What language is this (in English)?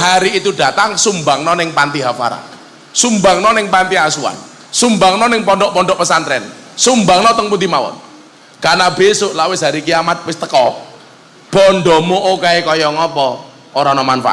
Indonesian